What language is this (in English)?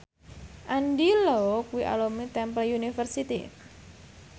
Javanese